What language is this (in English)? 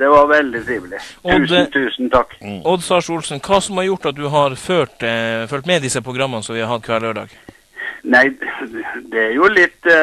Swedish